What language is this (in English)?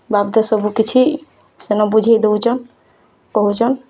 Odia